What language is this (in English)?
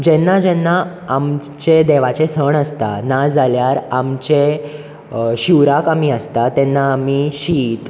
Konkani